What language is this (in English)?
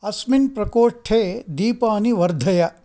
Sanskrit